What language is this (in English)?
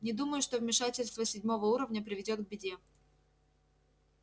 Russian